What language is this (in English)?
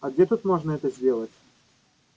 Russian